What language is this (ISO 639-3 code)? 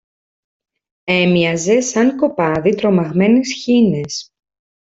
ell